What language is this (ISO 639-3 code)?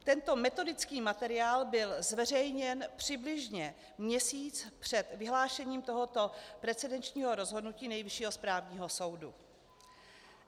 ces